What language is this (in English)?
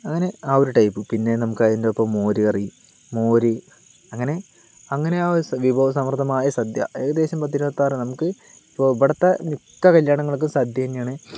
Malayalam